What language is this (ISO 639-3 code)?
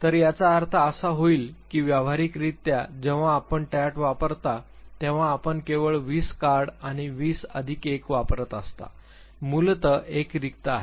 mar